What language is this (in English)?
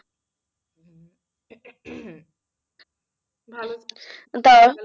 Bangla